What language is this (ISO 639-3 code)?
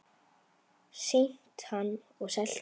isl